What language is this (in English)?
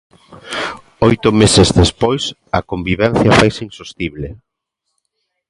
Galician